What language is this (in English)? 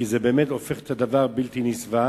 Hebrew